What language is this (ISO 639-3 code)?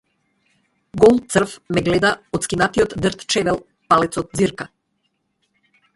mkd